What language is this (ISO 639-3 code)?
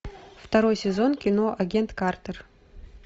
rus